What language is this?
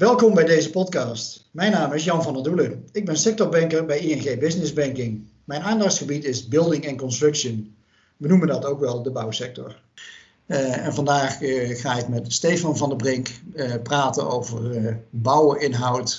Dutch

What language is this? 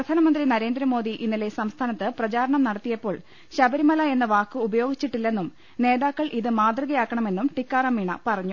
Malayalam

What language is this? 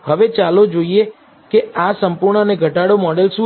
Gujarati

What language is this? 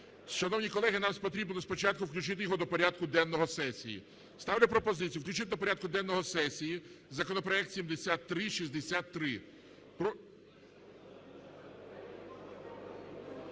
Ukrainian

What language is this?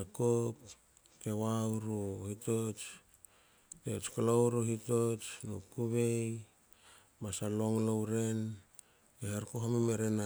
Hakö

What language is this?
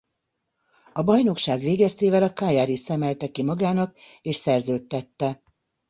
Hungarian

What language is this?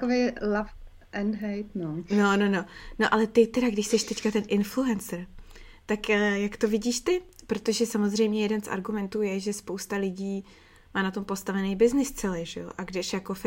Czech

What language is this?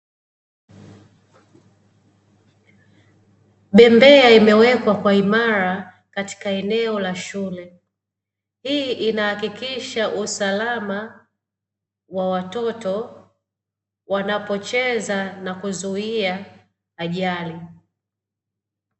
Swahili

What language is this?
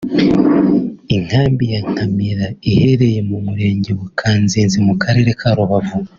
Kinyarwanda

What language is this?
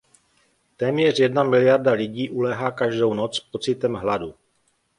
Czech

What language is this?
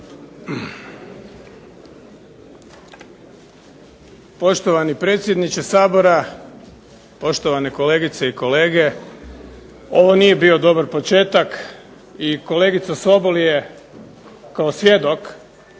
Croatian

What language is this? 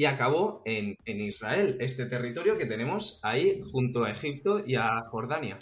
Spanish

